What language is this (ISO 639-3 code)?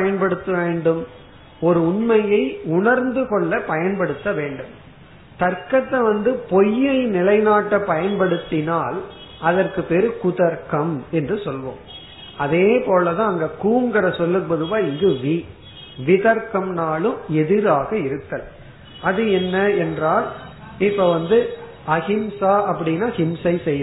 tam